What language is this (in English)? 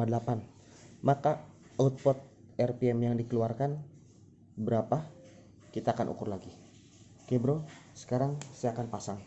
Indonesian